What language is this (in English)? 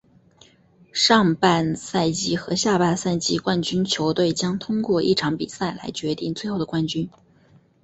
Chinese